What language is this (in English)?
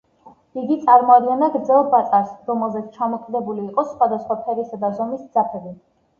Georgian